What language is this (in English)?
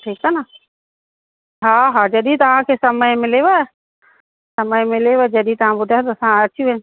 Sindhi